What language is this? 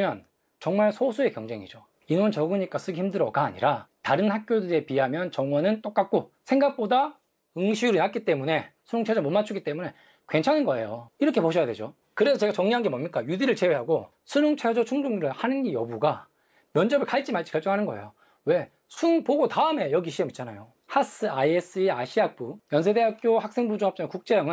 Korean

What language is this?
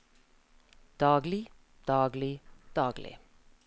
Norwegian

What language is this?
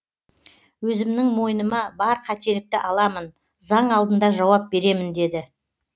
Kazakh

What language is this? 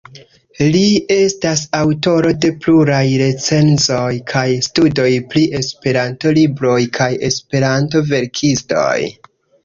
Esperanto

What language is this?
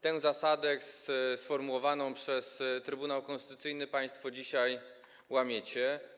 Polish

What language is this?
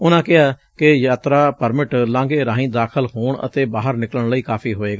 Punjabi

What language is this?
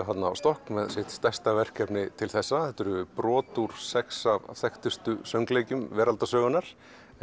Icelandic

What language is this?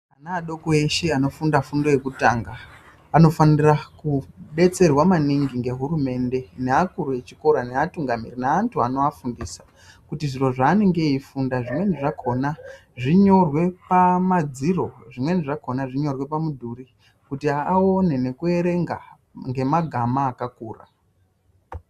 Ndau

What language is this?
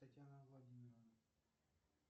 Russian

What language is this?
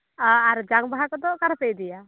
Santali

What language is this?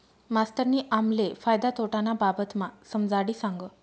Marathi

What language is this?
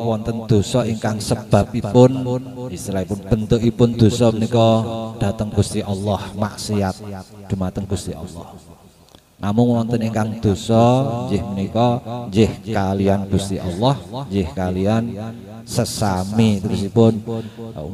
Indonesian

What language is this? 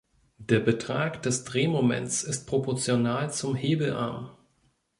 German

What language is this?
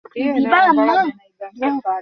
Bangla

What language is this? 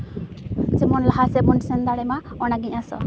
Santali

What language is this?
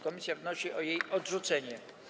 Polish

